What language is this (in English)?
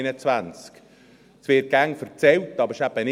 Swiss German